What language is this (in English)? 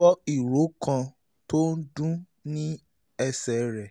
Yoruba